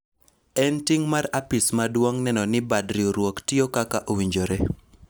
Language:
Luo (Kenya and Tanzania)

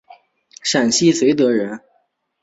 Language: Chinese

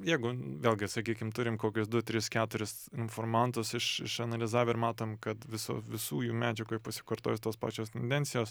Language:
Lithuanian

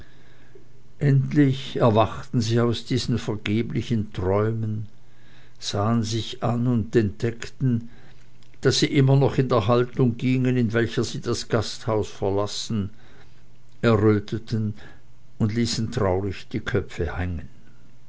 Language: German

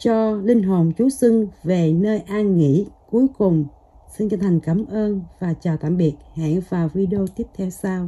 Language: Vietnamese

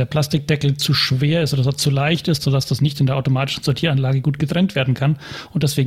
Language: German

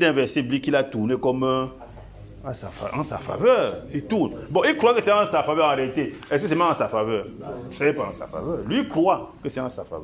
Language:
French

